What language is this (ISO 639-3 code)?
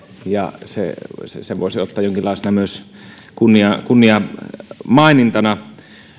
fin